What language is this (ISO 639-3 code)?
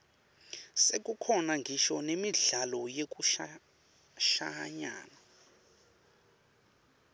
ssw